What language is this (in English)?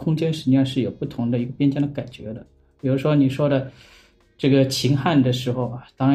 Chinese